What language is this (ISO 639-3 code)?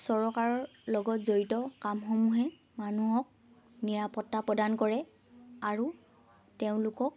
asm